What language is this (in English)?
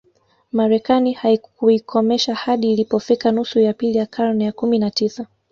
Swahili